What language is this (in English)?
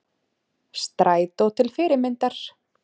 Icelandic